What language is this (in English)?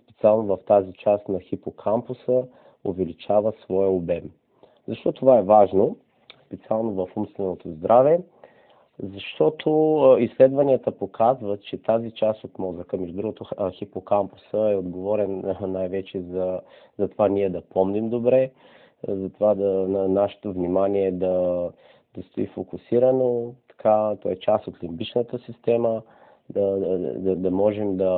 Bulgarian